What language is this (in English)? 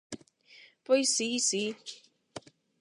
Galician